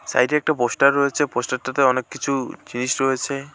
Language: Bangla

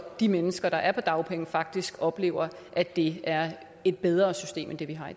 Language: Danish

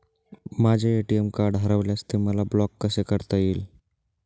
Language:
Marathi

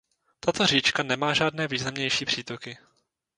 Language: Czech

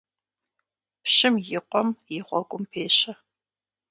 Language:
Kabardian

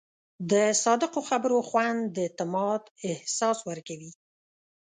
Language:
Pashto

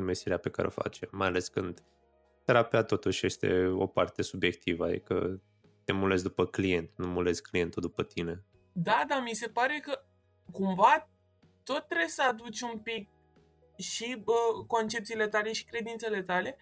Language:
Romanian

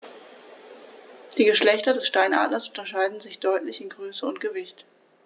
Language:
German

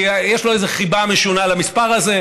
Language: Hebrew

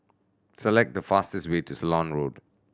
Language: English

